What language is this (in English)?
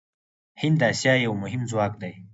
Pashto